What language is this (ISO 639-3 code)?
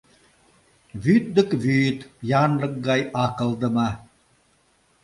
chm